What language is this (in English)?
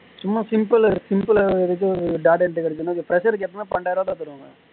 Tamil